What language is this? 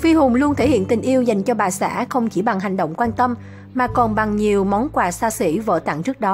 Vietnamese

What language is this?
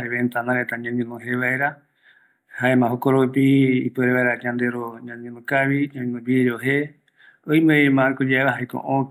Eastern Bolivian Guaraní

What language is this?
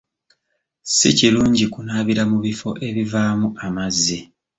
Ganda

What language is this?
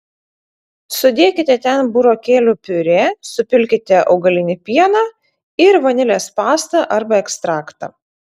Lithuanian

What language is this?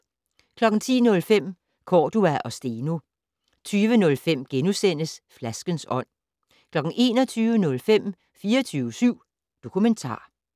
Danish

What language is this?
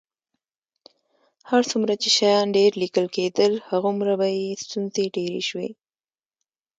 Pashto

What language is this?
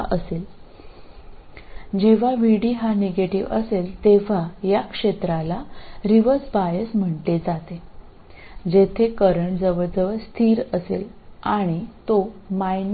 Malayalam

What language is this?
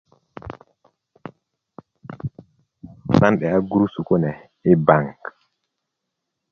Kuku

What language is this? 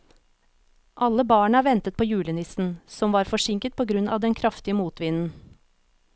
Norwegian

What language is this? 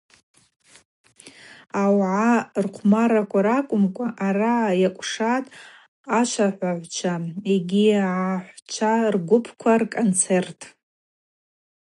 Abaza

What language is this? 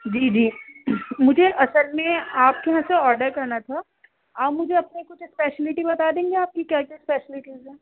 Urdu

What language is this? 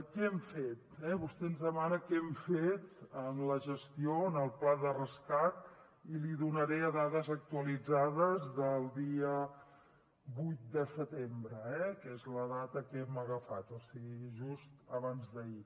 Catalan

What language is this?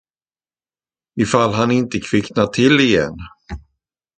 Swedish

